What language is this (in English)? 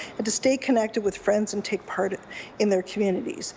English